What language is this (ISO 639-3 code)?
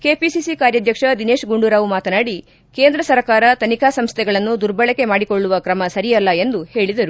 kan